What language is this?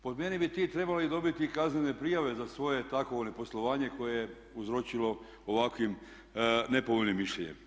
Croatian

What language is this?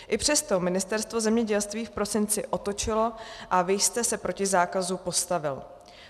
Czech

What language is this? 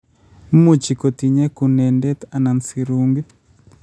Kalenjin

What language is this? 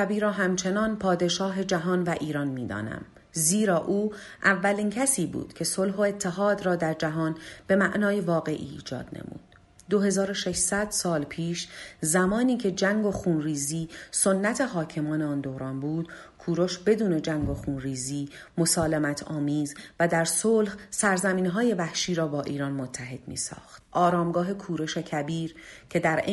Persian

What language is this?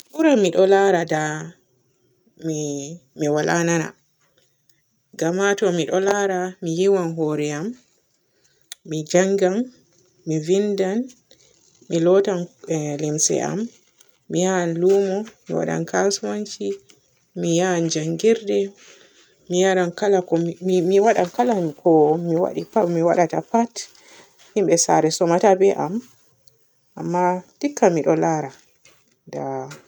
Borgu Fulfulde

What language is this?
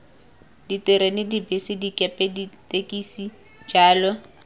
Tswana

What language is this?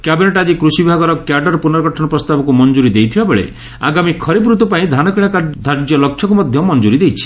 Odia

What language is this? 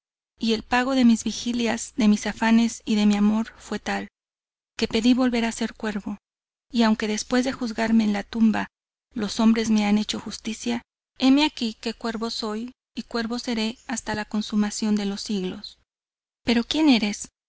Spanish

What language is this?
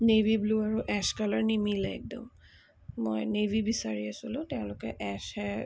Assamese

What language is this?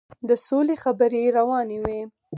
Pashto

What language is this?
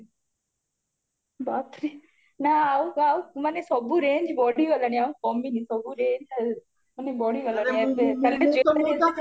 Odia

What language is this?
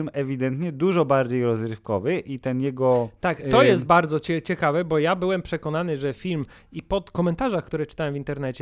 Polish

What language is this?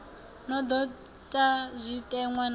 Venda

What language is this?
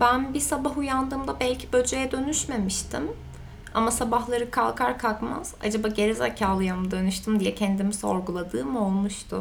Turkish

